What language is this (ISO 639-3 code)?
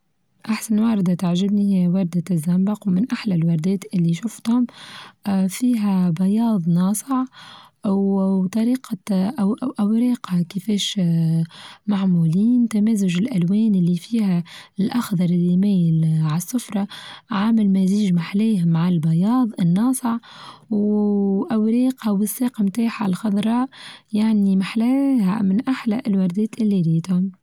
aeb